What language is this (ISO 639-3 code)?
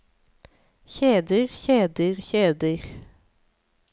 nor